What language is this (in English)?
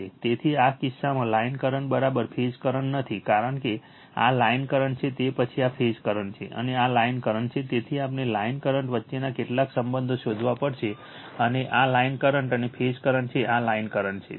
Gujarati